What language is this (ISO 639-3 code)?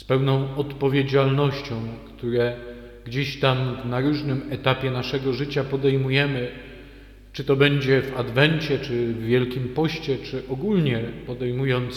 pol